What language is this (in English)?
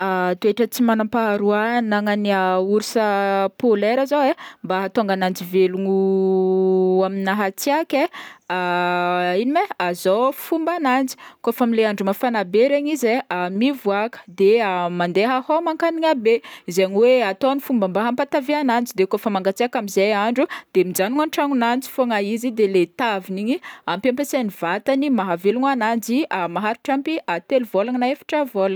Northern Betsimisaraka Malagasy